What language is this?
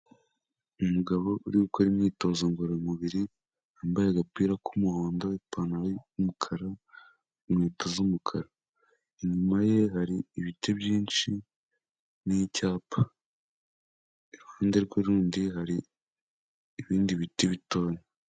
Kinyarwanda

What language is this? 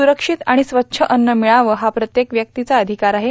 Marathi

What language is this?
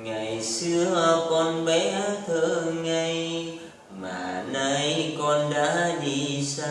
Vietnamese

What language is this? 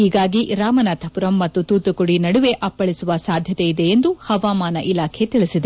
Kannada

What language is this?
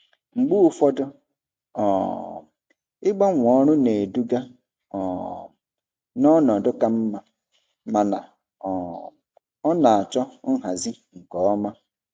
Igbo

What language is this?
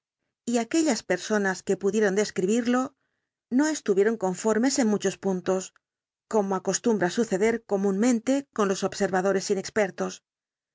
Spanish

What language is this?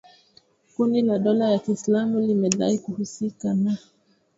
Swahili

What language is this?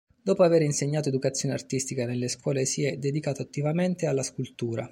Italian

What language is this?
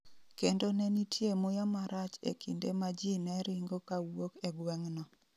Luo (Kenya and Tanzania)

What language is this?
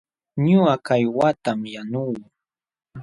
Jauja Wanca Quechua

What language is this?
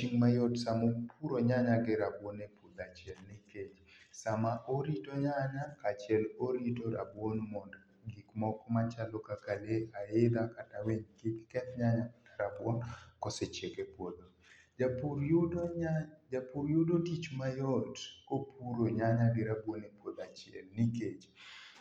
Luo (Kenya and Tanzania)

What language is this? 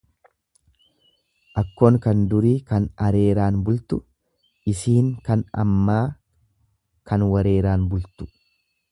Oromo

